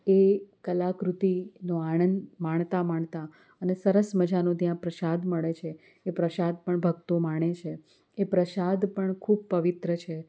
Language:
Gujarati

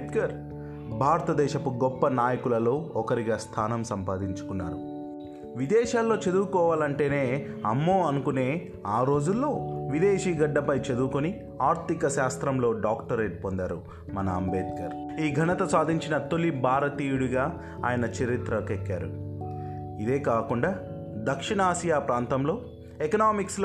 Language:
Telugu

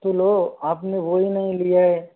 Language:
Hindi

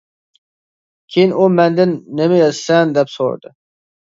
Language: Uyghur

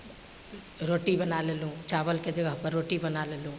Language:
Maithili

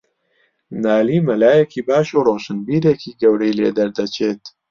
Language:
Central Kurdish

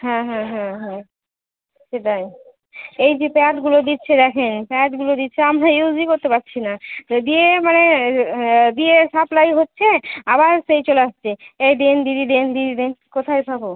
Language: Bangla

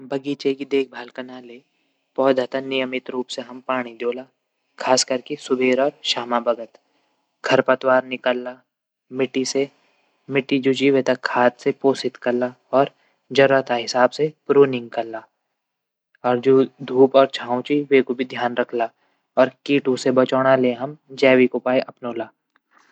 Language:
Garhwali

